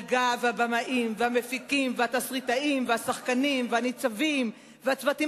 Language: Hebrew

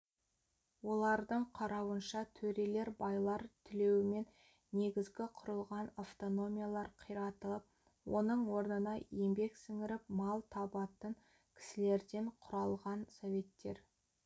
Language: Kazakh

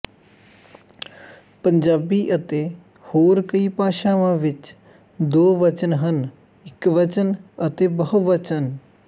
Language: Punjabi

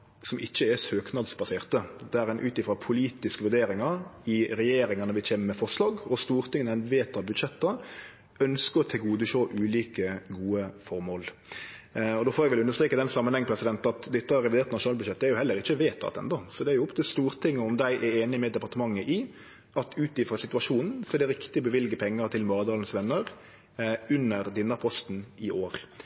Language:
Norwegian Nynorsk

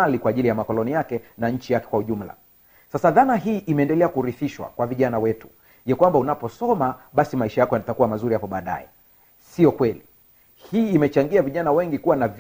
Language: Swahili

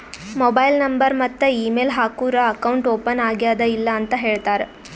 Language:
Kannada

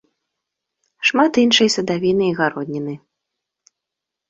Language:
Belarusian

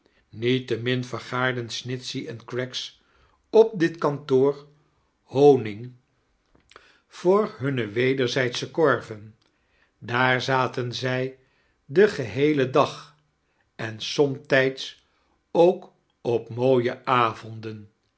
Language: Dutch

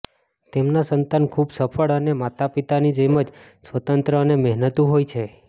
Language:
Gujarati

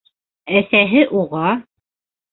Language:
Bashkir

